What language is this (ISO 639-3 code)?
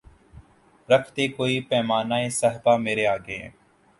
urd